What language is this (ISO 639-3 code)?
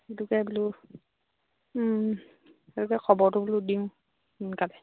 asm